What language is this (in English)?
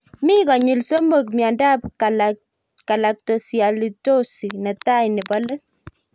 Kalenjin